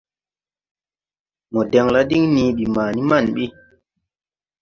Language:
Tupuri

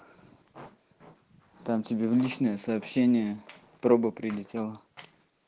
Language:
Russian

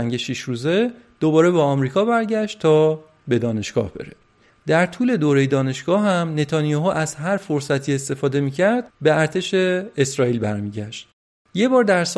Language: Persian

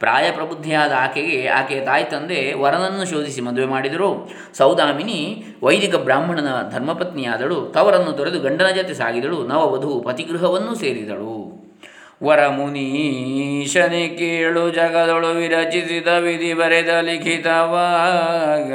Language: Kannada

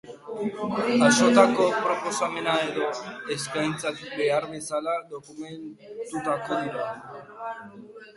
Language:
Basque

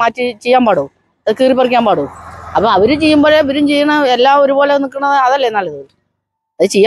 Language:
Romanian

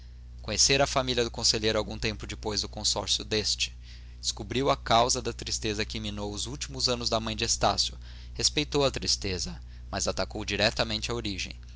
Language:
Portuguese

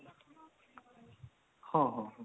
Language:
Odia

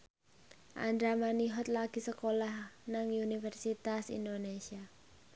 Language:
Javanese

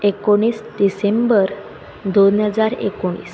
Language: Konkani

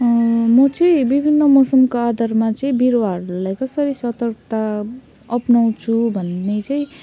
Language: Nepali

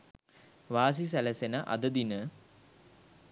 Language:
Sinhala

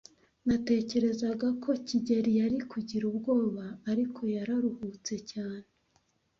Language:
Kinyarwanda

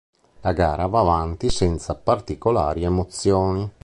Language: Italian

